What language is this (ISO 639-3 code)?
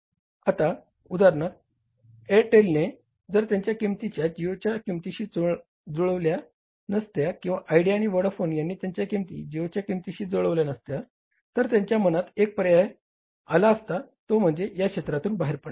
mar